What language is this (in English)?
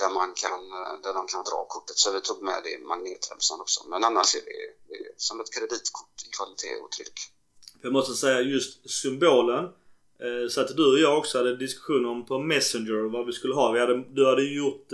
Swedish